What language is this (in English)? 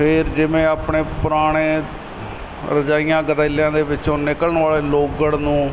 Punjabi